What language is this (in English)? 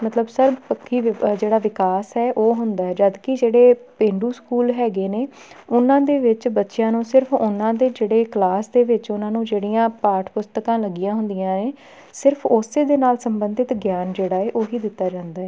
Punjabi